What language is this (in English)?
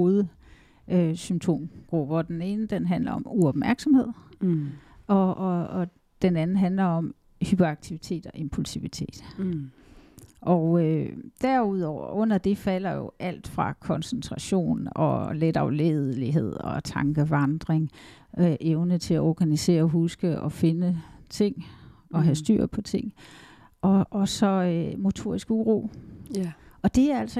Danish